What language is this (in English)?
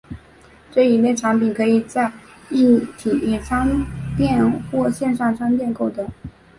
Chinese